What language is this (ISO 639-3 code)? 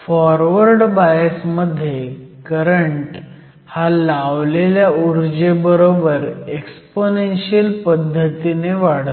mar